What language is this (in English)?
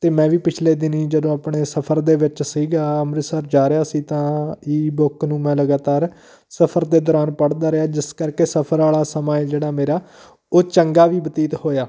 Punjabi